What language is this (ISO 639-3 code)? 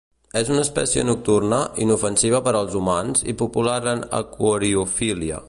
cat